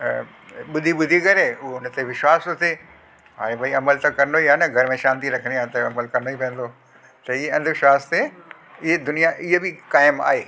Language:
Sindhi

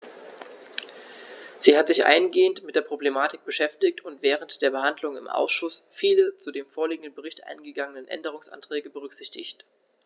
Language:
German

